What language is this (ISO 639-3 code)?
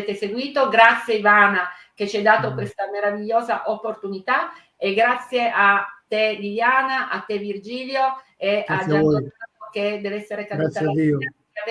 ita